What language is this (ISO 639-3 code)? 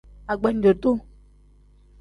kdh